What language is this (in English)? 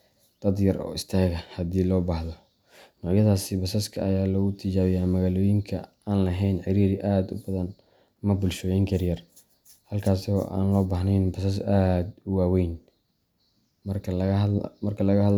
Somali